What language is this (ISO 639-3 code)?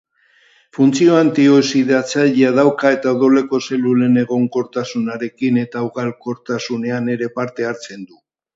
eus